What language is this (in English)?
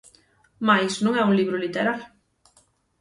Galician